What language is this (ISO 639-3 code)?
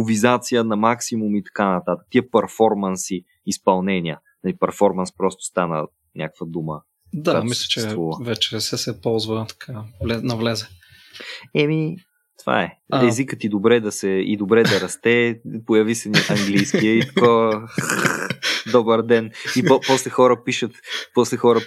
bul